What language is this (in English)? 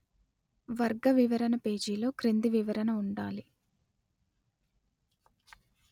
Telugu